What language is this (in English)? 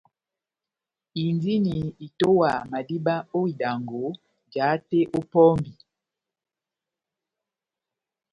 Batanga